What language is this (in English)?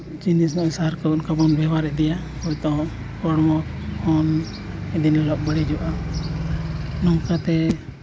Santali